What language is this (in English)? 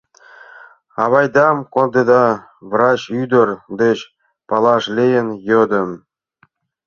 Mari